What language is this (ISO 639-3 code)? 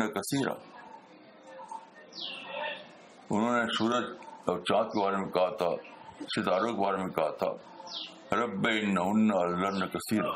urd